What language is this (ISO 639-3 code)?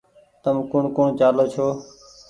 gig